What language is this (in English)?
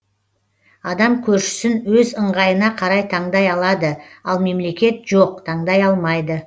Kazakh